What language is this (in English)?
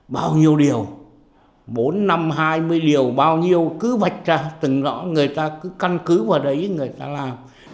Vietnamese